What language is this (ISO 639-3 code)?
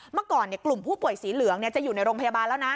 tha